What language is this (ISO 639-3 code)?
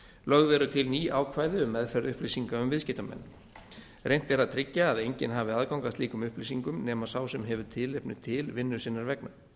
isl